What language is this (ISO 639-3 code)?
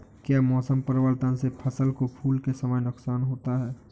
hin